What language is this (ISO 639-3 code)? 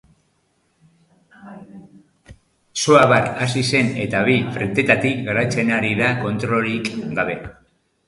eus